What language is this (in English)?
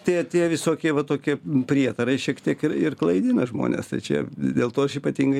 Lithuanian